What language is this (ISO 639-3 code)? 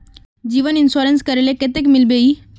mag